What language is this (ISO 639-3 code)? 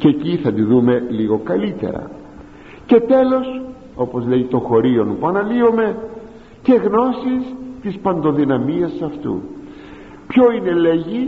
ell